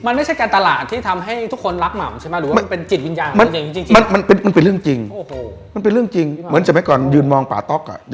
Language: Thai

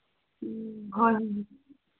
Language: Manipuri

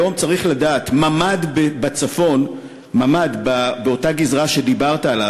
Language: Hebrew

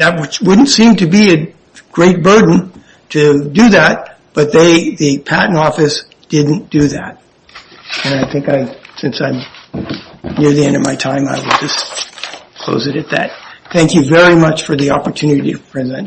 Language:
English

